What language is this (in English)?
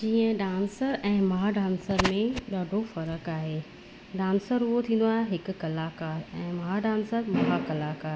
Sindhi